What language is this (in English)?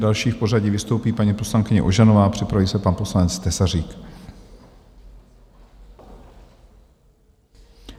Czech